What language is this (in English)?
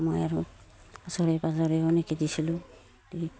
Assamese